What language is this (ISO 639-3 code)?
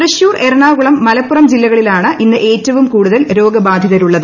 mal